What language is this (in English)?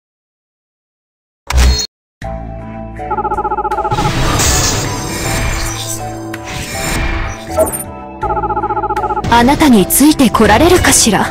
Japanese